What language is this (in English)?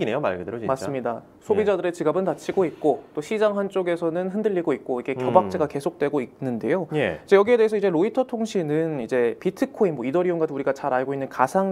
Korean